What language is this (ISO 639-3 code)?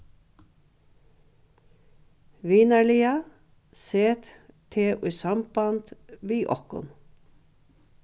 fao